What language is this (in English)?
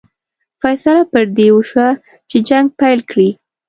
Pashto